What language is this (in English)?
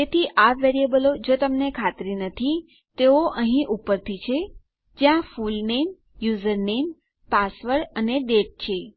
Gujarati